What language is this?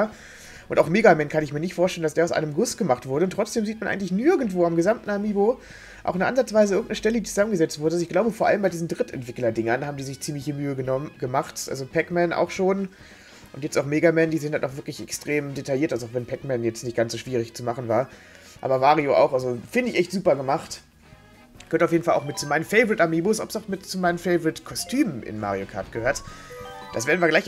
German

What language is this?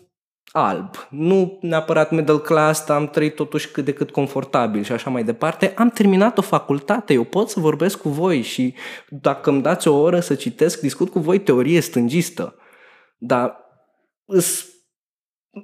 Romanian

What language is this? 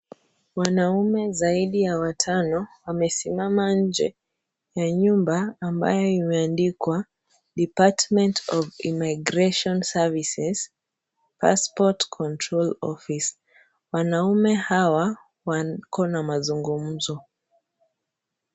Swahili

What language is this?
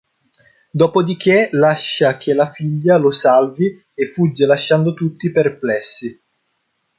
Italian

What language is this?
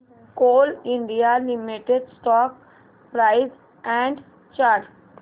Marathi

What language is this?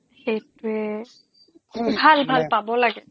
Assamese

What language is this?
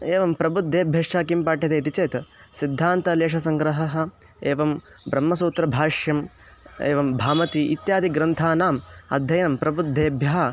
Sanskrit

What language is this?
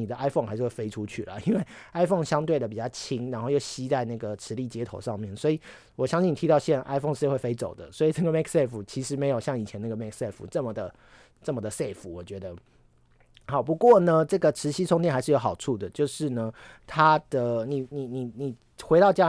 Chinese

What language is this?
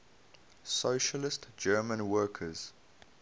English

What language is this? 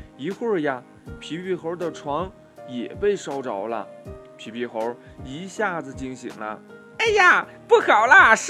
Chinese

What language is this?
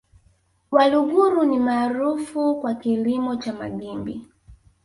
Swahili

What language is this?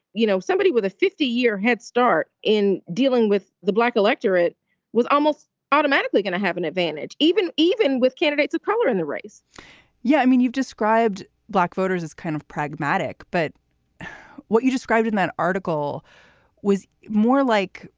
English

